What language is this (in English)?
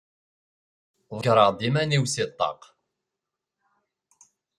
Kabyle